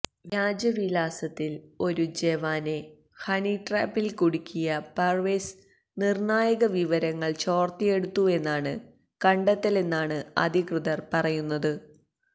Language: Malayalam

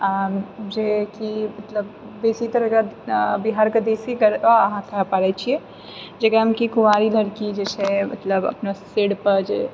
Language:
Maithili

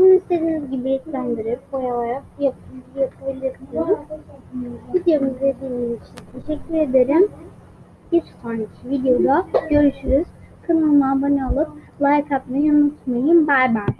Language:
Turkish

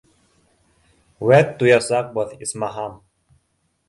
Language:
Bashkir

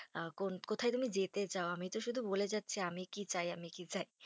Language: Bangla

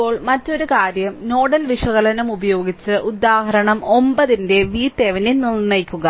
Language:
Malayalam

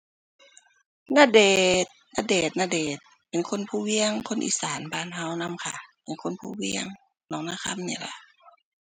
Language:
Thai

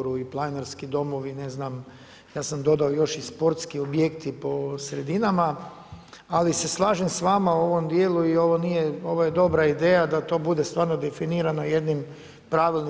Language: Croatian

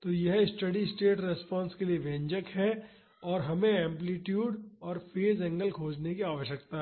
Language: Hindi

